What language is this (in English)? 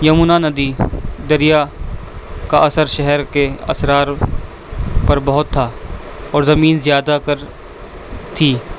Urdu